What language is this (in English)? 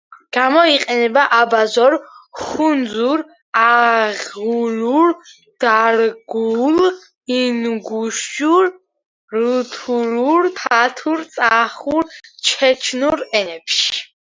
Georgian